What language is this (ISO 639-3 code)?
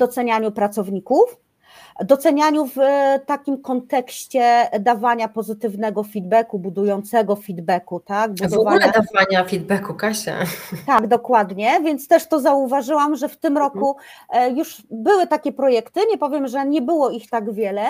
pol